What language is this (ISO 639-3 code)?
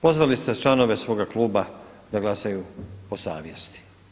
hrv